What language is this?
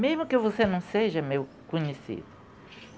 Portuguese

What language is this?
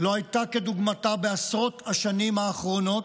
Hebrew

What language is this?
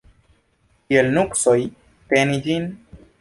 Esperanto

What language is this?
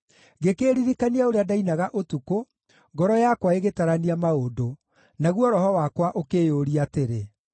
Kikuyu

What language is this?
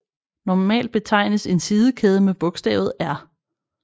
Danish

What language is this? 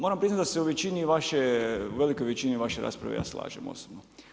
Croatian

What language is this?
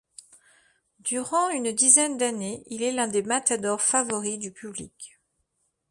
French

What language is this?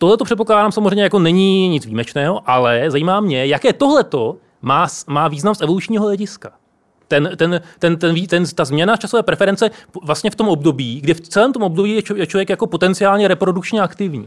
Czech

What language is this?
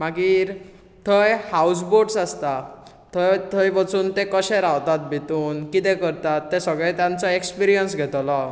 Konkani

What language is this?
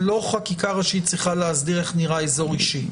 Hebrew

